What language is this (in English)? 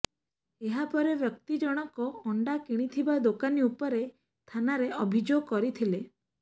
Odia